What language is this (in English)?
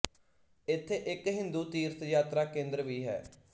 Punjabi